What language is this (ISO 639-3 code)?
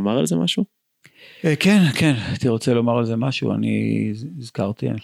heb